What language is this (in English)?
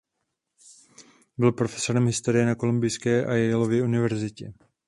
Czech